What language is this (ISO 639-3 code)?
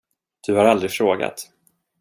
swe